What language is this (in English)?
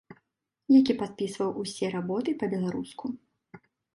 Belarusian